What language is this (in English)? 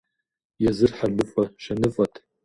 Kabardian